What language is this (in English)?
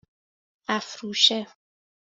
Persian